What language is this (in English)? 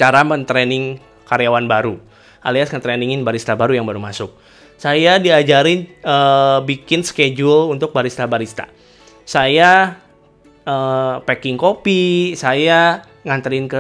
Indonesian